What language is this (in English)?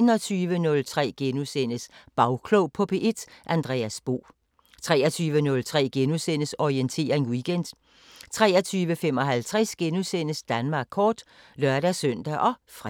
Danish